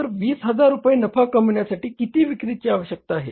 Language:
Marathi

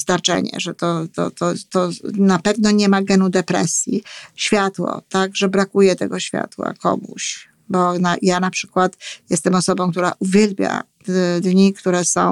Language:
Polish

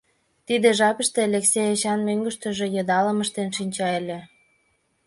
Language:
Mari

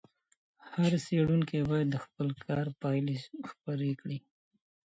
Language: Pashto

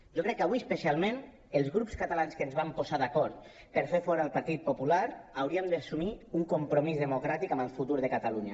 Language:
Catalan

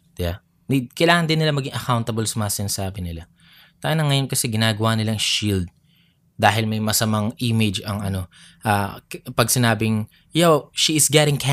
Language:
Filipino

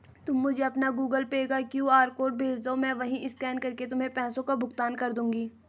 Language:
Hindi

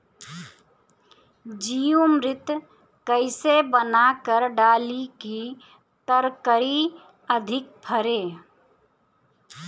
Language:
Bhojpuri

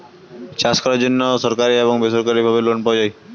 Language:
Bangla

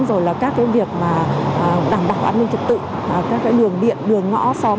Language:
Vietnamese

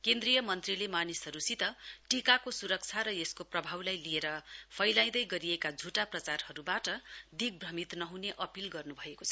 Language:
Nepali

